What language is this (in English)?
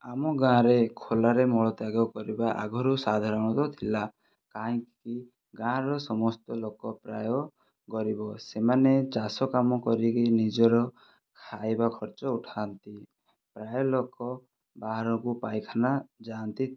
Odia